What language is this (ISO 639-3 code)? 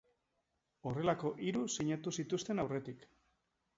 eus